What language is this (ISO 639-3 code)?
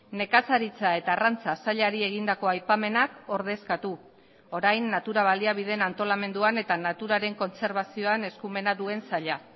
eus